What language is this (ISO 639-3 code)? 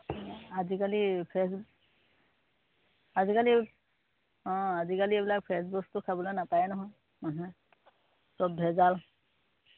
asm